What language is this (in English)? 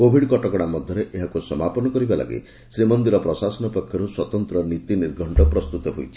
Odia